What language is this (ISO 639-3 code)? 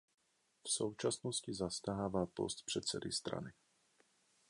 ces